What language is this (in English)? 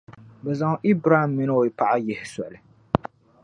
Dagbani